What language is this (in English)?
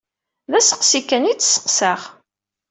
Kabyle